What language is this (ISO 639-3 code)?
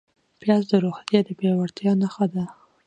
pus